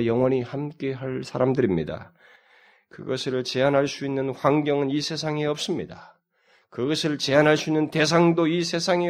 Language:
Korean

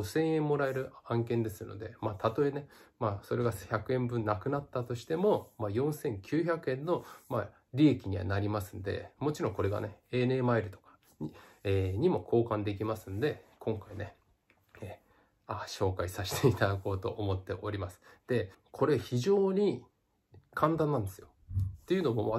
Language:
Japanese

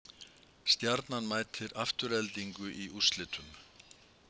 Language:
Icelandic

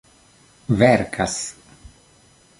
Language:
Esperanto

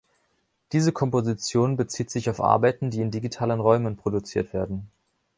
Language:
German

